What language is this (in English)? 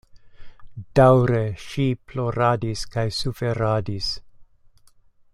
Esperanto